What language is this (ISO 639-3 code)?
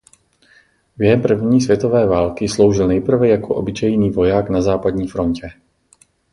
ces